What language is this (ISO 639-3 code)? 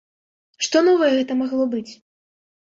bel